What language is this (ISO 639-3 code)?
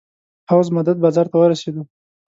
pus